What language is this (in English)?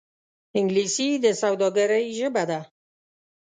Pashto